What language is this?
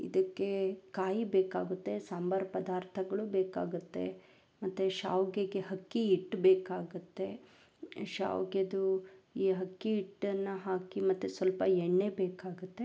Kannada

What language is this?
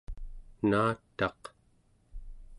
Central Yupik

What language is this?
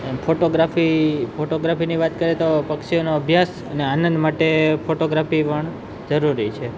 Gujarati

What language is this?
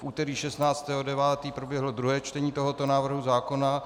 Czech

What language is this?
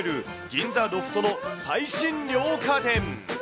Japanese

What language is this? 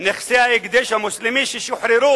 Hebrew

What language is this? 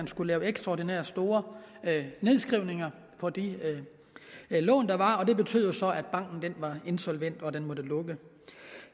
Danish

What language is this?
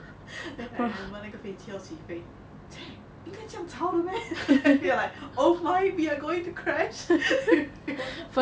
English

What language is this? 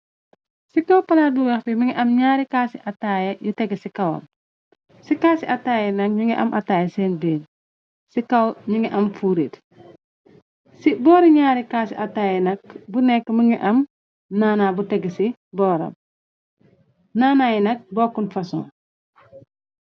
Wolof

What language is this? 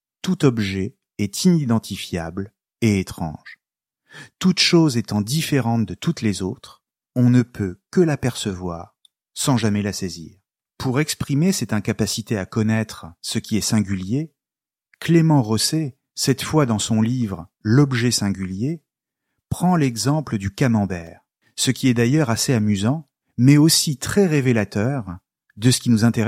French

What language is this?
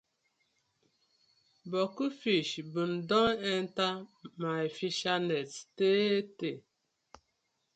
Nigerian Pidgin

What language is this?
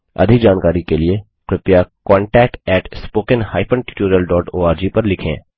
Hindi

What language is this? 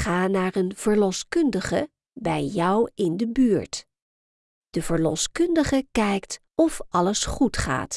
Dutch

